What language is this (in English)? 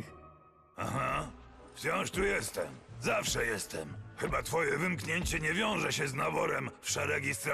Polish